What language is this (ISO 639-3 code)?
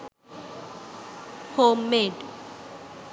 sin